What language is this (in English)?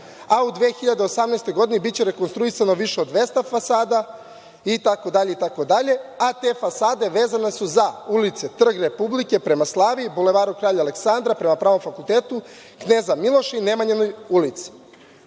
Serbian